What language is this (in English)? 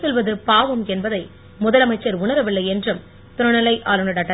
Tamil